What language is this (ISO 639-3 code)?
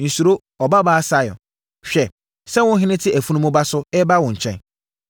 aka